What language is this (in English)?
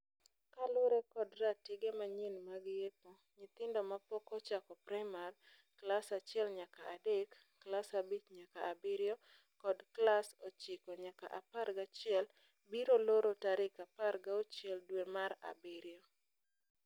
Luo (Kenya and Tanzania)